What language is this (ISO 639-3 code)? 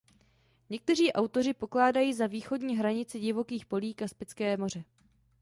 ces